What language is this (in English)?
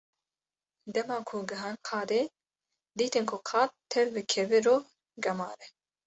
Kurdish